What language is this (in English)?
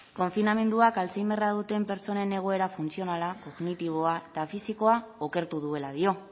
Basque